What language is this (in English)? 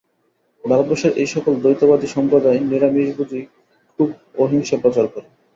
Bangla